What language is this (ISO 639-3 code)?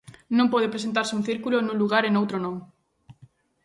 glg